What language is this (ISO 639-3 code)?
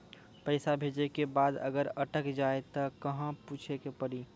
mai